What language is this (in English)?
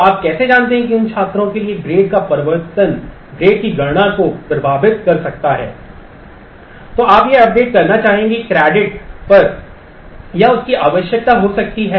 Hindi